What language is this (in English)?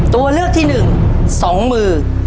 Thai